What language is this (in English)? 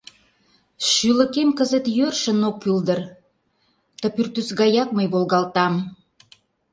Mari